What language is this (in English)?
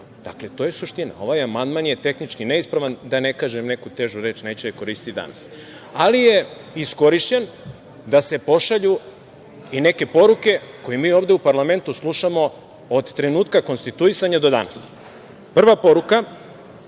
Serbian